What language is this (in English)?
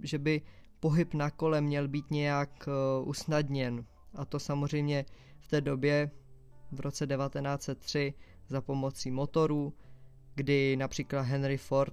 Czech